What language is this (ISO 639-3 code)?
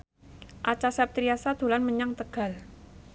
jav